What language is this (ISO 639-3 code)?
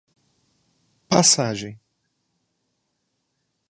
por